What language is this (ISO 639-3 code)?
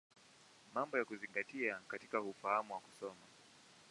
swa